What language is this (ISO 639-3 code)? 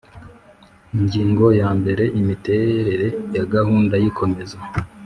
kin